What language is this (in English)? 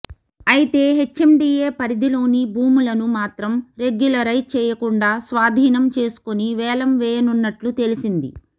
Telugu